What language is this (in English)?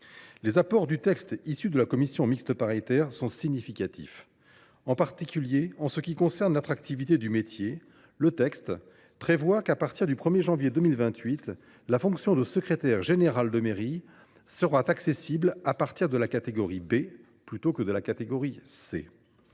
French